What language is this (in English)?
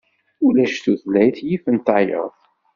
Kabyle